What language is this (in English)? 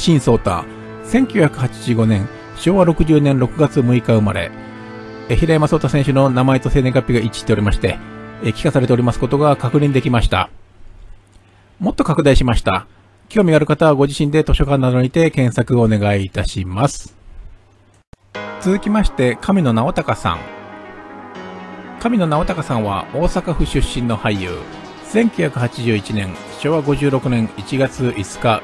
Japanese